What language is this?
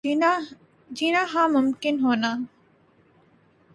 Urdu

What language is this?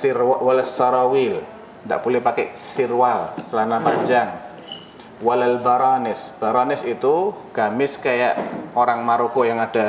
Indonesian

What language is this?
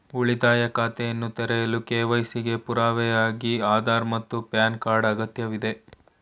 Kannada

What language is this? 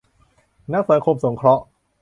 Thai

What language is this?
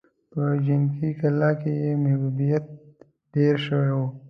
Pashto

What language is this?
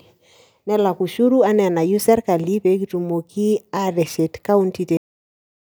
Masai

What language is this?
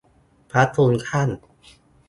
Thai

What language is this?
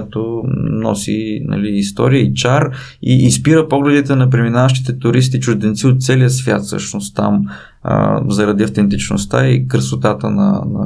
Bulgarian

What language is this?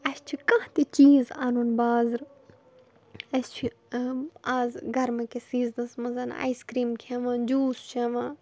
Kashmiri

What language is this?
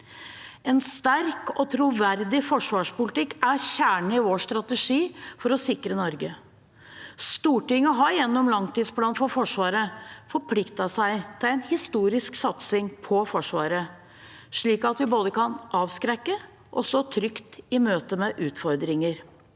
Norwegian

